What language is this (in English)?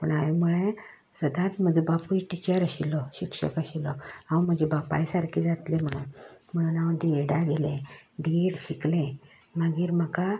Konkani